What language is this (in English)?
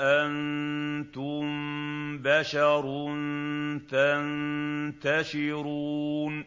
Arabic